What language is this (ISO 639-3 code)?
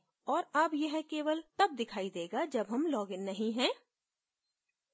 hin